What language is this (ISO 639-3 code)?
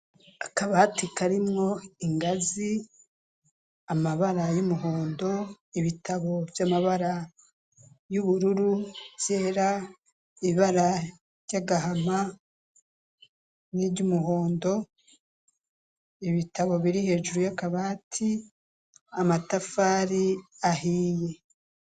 run